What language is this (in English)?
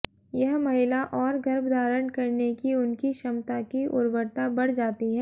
Hindi